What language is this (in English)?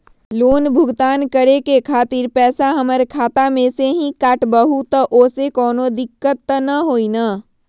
Magahi